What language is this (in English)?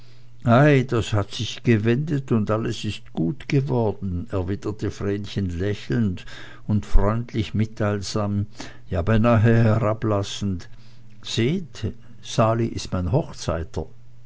German